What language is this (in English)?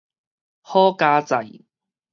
Min Nan Chinese